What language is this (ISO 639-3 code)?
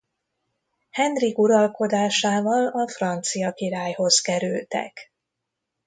hun